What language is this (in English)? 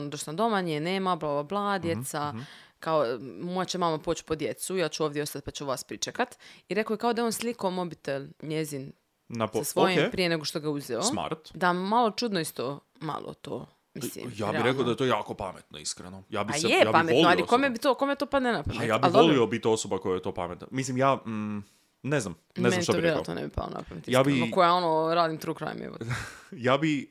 Croatian